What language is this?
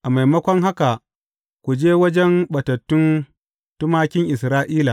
Hausa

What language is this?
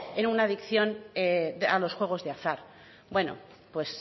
Spanish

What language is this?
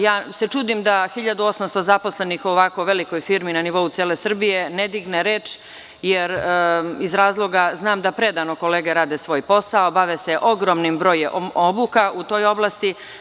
Serbian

